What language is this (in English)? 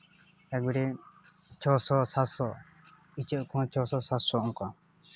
Santali